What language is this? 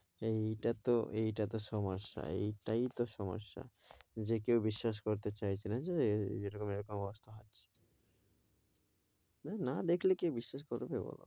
Bangla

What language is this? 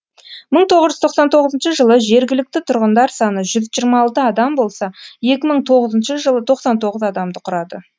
Kazakh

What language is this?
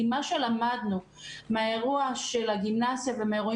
Hebrew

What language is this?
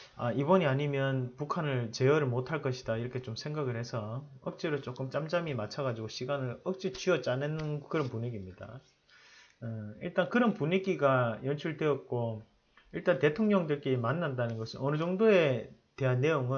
Korean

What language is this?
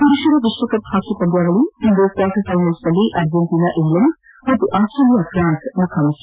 Kannada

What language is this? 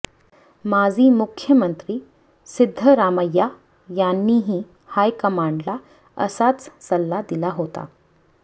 Marathi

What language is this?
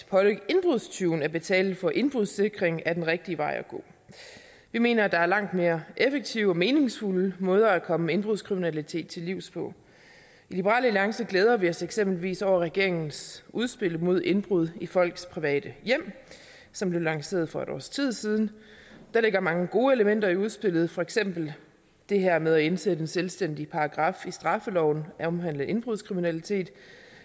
Danish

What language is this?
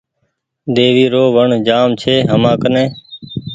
Goaria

